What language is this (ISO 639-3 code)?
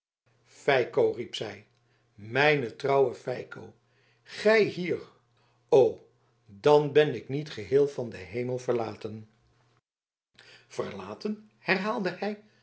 nld